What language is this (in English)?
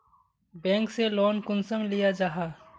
Magahi